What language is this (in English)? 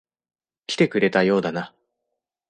Japanese